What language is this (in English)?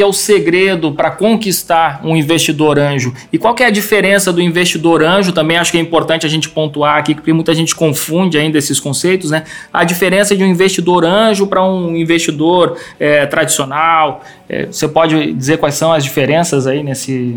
Portuguese